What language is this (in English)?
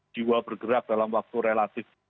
Indonesian